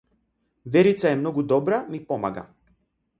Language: Macedonian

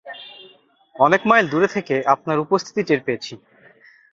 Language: Bangla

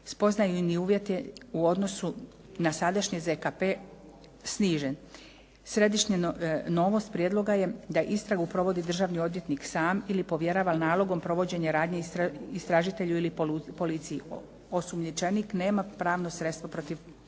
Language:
Croatian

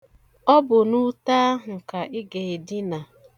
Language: Igbo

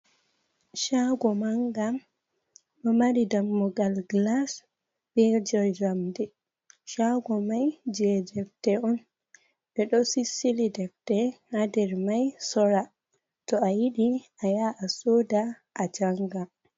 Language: Fula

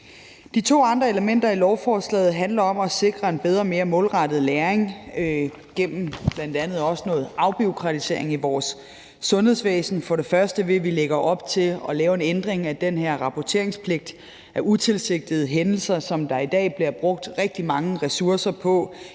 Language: Danish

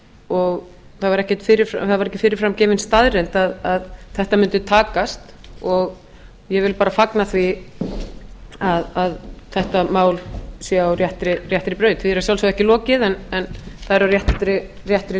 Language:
Icelandic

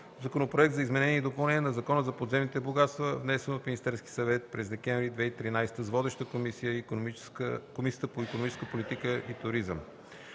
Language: Bulgarian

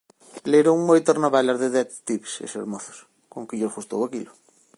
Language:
Galician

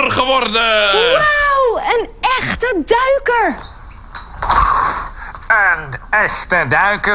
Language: Dutch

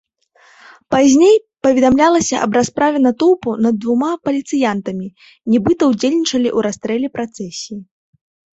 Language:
Belarusian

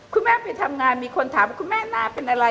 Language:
Thai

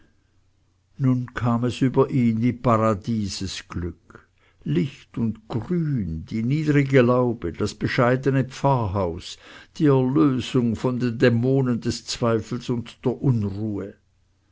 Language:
German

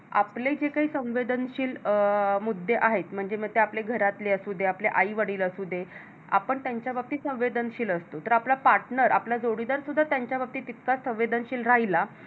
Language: Marathi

